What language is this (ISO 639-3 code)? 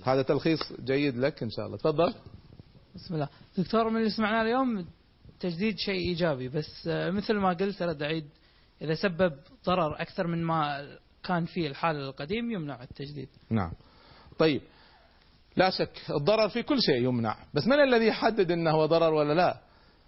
ara